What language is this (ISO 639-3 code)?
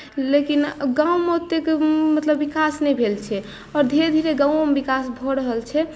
mai